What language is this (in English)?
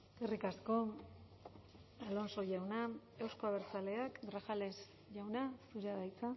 Basque